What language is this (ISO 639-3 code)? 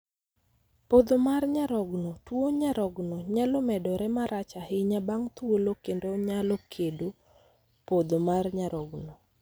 luo